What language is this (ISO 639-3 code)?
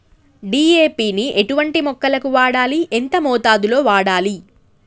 tel